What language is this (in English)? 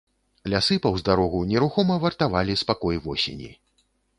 Belarusian